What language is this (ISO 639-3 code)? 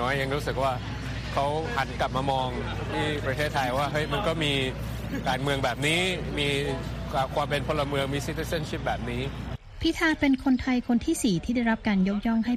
tha